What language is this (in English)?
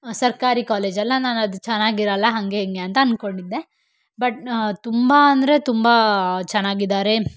Kannada